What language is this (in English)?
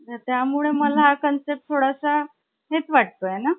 Marathi